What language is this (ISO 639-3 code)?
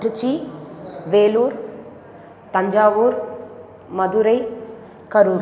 san